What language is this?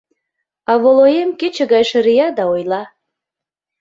Mari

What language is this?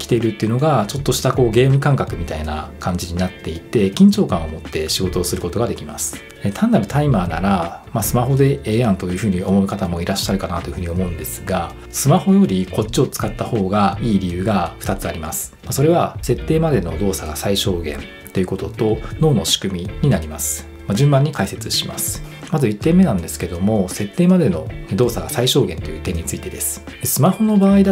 Japanese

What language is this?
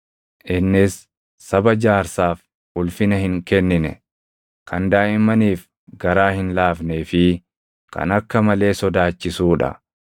Oromo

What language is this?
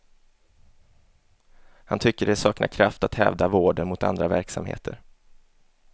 Swedish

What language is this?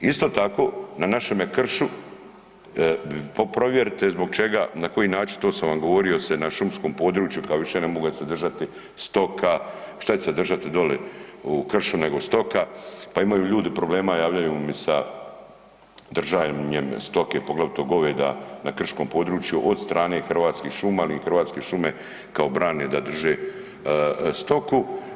Croatian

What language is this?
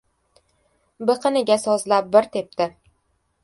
Uzbek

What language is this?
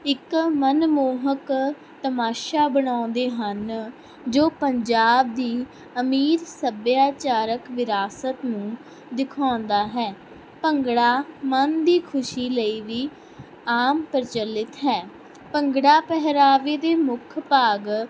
Punjabi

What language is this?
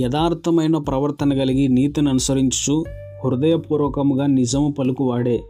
Telugu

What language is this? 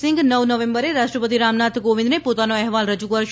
Gujarati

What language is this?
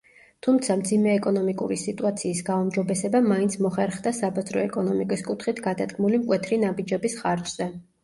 Georgian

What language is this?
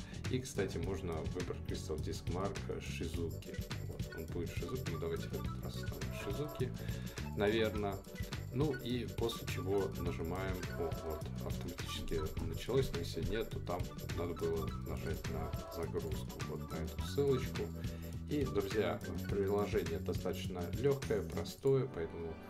Russian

